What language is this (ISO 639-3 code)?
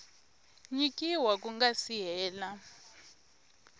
tso